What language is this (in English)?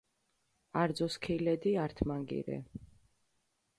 Mingrelian